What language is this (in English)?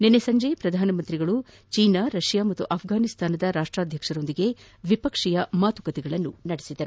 Kannada